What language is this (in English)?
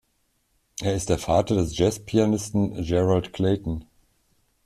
German